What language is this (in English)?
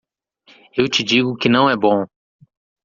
Portuguese